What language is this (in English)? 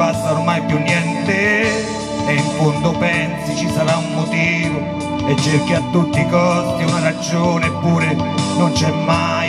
Italian